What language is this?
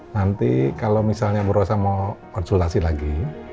Indonesian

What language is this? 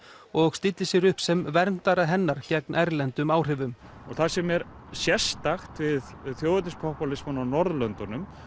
Icelandic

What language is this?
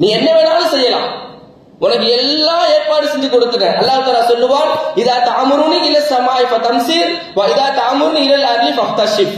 Indonesian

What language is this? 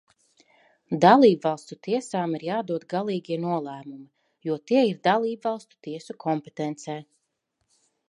Latvian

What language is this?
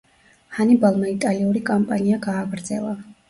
Georgian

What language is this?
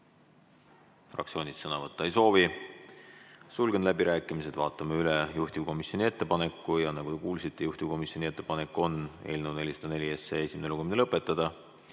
Estonian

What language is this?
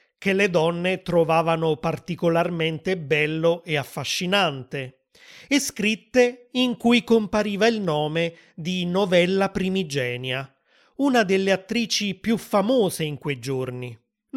Italian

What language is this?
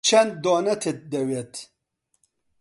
Central Kurdish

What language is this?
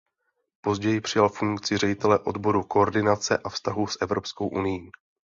Czech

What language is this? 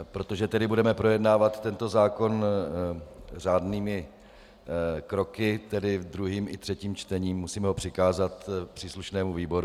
Czech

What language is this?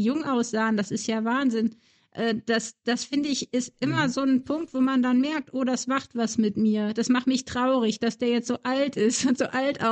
German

